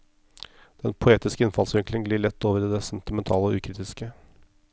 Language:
Norwegian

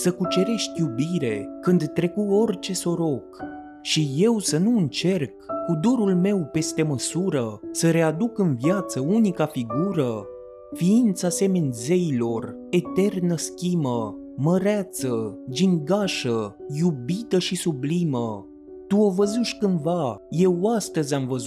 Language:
Romanian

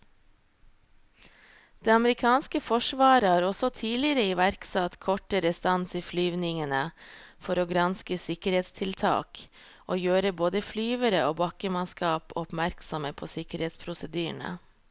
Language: Norwegian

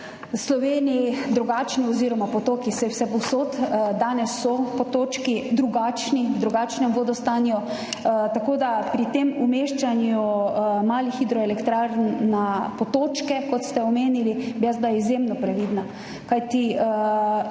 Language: Slovenian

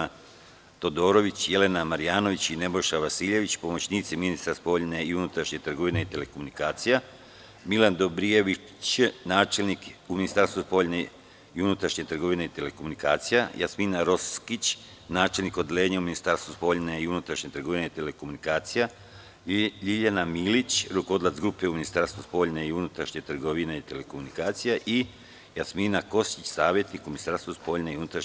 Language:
Serbian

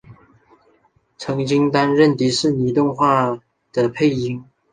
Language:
Chinese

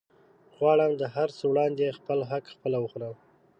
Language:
Pashto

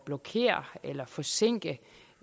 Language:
Danish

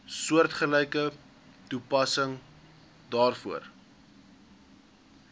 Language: Afrikaans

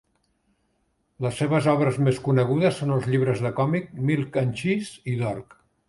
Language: Catalan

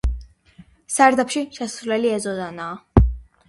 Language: Georgian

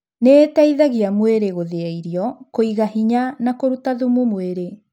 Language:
Kikuyu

